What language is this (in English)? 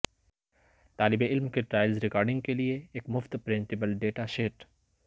Urdu